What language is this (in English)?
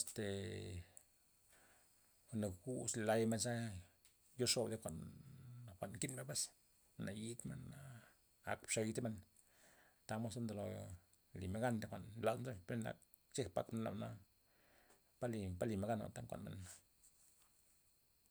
Loxicha Zapotec